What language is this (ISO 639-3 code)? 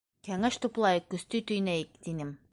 bak